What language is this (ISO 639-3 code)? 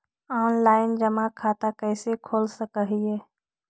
mag